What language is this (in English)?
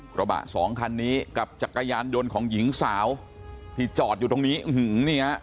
Thai